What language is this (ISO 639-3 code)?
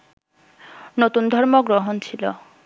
ben